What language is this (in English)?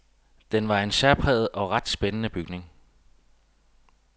Danish